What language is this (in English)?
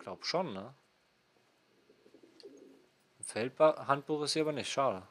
German